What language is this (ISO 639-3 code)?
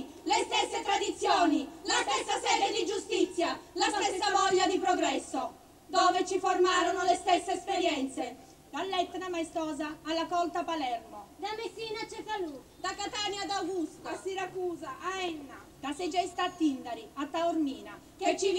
ita